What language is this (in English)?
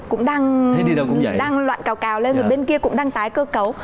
Vietnamese